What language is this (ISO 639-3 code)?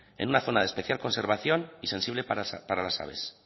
spa